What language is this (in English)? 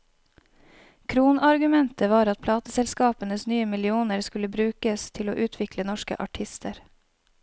Norwegian